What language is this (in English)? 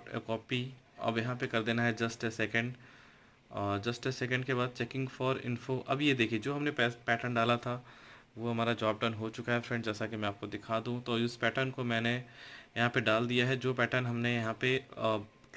Hindi